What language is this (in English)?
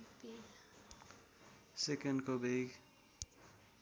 Nepali